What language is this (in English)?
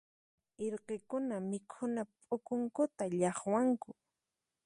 Puno Quechua